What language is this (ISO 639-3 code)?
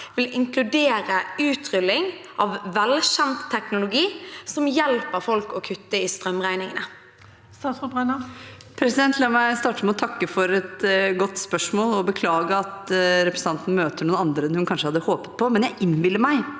nor